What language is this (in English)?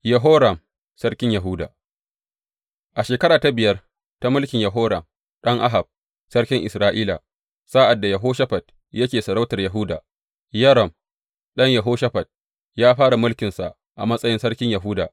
Hausa